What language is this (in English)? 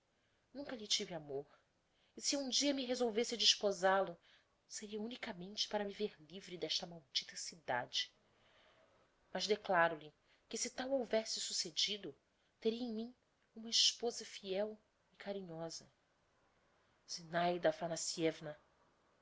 Portuguese